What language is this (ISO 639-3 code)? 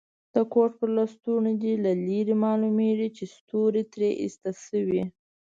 pus